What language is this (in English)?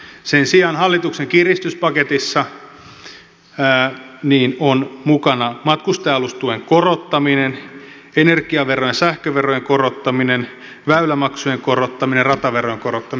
Finnish